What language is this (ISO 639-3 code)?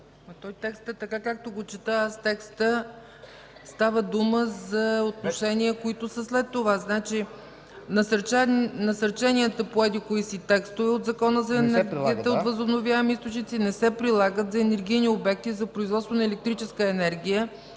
bul